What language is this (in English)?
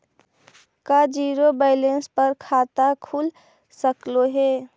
Magahi